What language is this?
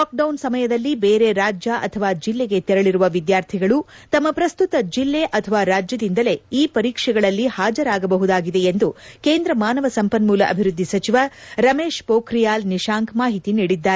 Kannada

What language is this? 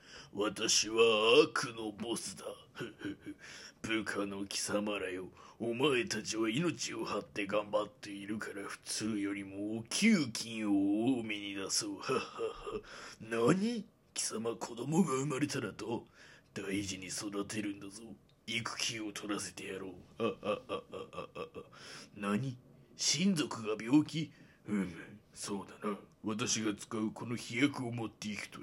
Japanese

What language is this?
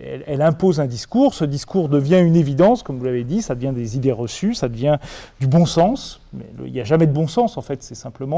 French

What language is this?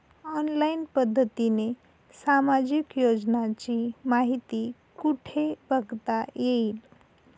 Marathi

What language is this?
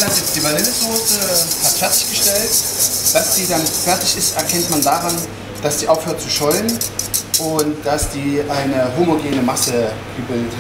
German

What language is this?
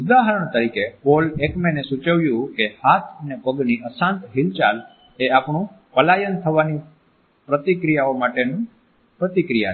Gujarati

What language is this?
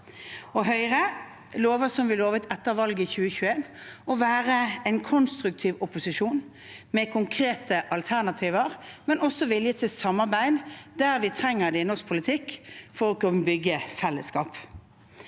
Norwegian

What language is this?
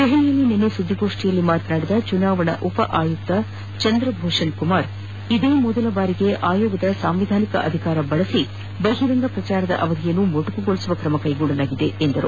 Kannada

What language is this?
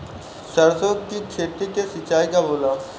Bhojpuri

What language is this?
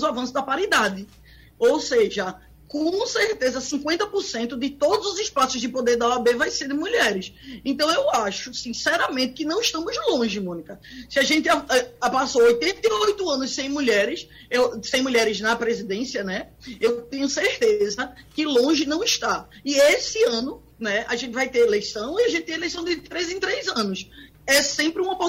Portuguese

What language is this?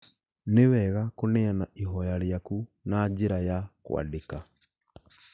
Kikuyu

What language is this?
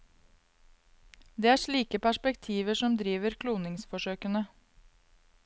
Norwegian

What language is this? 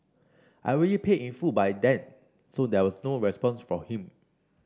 English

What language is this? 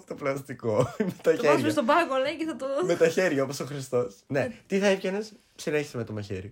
Greek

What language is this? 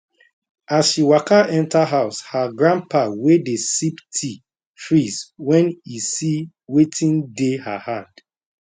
Nigerian Pidgin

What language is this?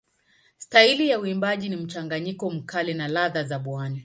Swahili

